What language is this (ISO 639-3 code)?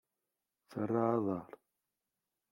kab